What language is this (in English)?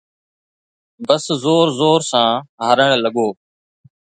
Sindhi